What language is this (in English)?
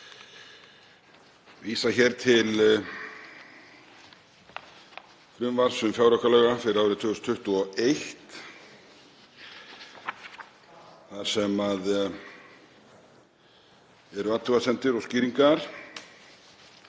Icelandic